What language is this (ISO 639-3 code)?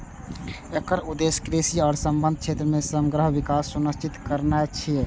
mai